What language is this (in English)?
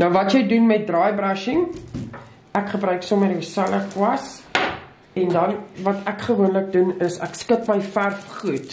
Dutch